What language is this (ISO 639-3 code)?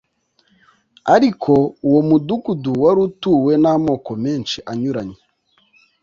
kin